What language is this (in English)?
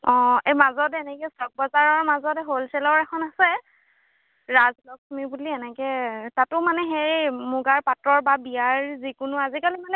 Assamese